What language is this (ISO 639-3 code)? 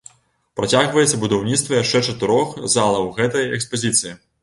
bel